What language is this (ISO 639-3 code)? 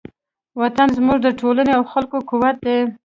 pus